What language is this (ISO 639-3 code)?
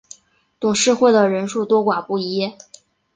zho